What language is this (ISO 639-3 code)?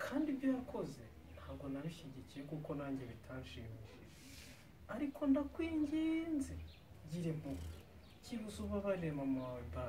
tur